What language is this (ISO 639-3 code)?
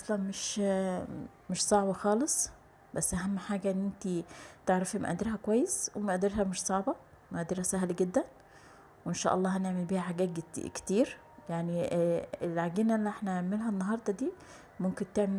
ara